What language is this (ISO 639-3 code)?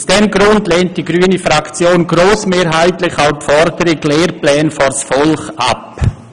gsw